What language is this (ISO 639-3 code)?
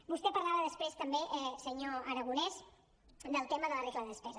cat